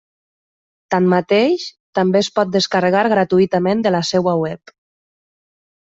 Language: Catalan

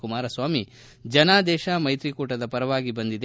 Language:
Kannada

